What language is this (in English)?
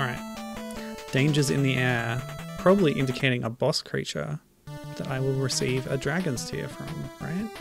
English